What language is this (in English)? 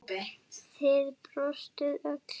Icelandic